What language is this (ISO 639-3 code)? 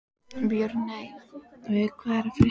isl